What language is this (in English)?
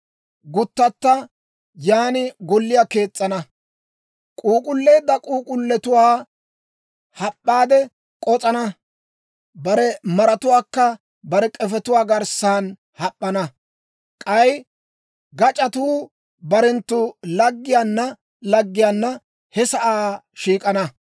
Dawro